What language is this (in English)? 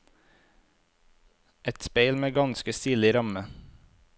Norwegian